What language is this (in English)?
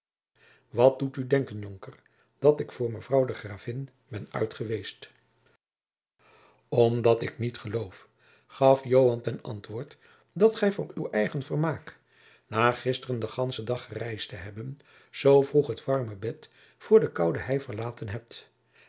Dutch